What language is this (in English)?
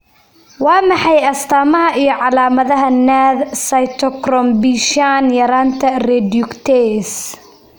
Somali